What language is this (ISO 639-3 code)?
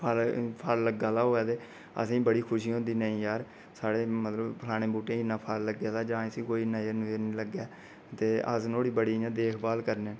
doi